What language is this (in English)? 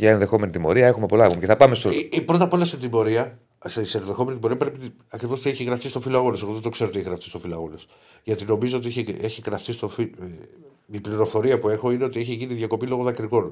Greek